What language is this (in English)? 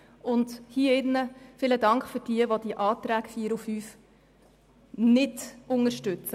Swiss German